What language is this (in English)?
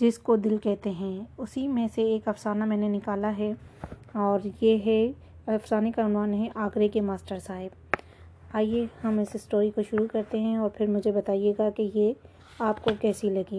Urdu